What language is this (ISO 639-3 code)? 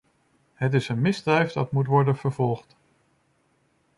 nld